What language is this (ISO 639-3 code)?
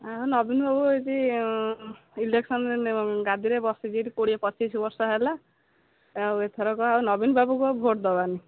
ori